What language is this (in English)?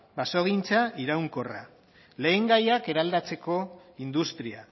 Basque